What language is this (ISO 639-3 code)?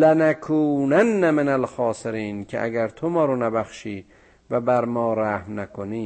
fas